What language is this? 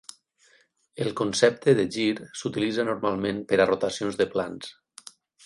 Catalan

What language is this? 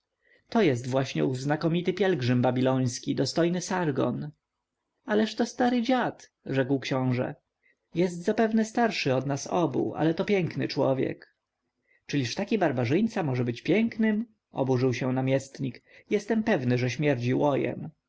Polish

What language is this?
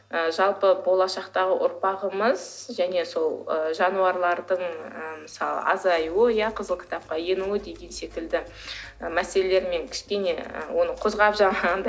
Kazakh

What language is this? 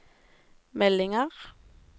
Norwegian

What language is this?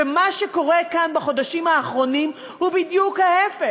Hebrew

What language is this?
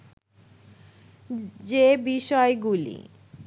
Bangla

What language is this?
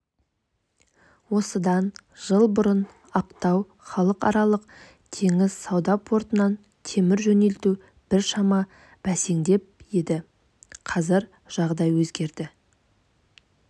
Kazakh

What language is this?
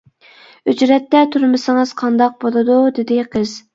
Uyghur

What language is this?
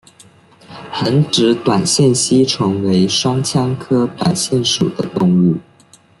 Chinese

